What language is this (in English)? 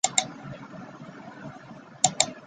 Chinese